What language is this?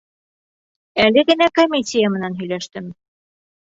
Bashkir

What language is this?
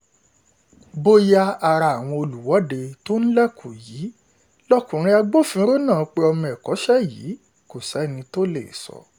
Yoruba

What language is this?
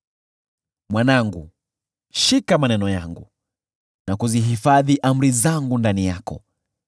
Swahili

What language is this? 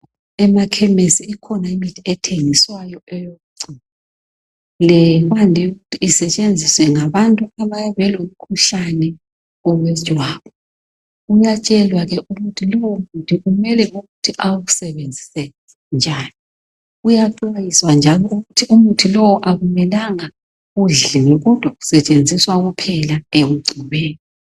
North Ndebele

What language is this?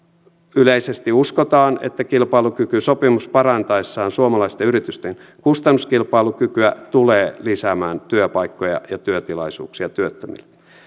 Finnish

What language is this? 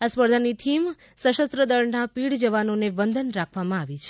Gujarati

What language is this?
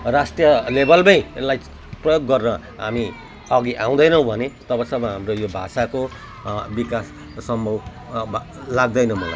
Nepali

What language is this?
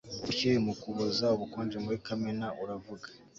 Kinyarwanda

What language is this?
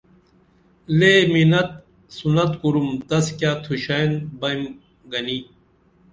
Dameli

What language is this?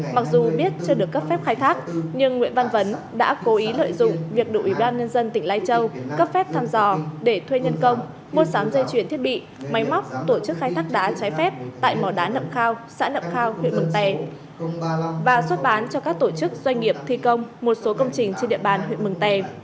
Vietnamese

